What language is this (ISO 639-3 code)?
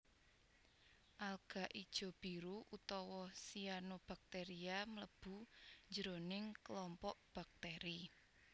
jav